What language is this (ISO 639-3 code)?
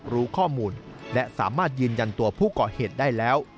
tha